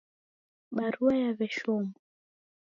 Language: Taita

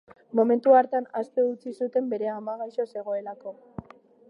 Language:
Basque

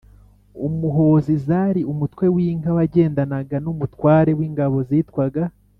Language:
Kinyarwanda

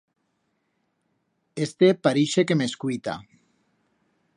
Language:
Aragonese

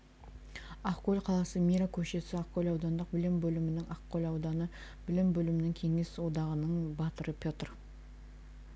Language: Kazakh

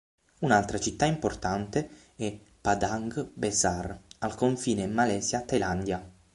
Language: Italian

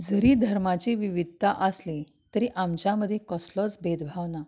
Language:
Konkani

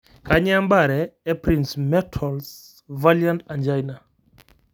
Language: Masai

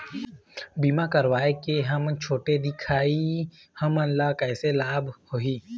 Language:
Chhattisgarhi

